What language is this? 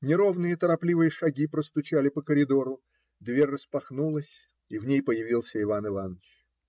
Russian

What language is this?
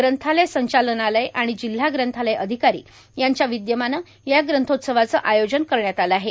Marathi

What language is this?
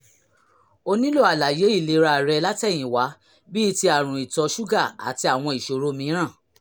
Yoruba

